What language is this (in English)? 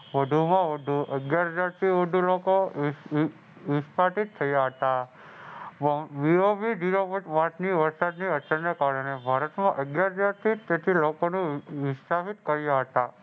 Gujarati